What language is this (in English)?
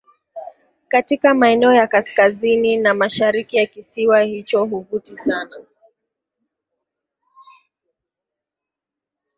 Swahili